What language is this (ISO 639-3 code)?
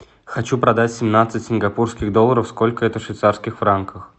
rus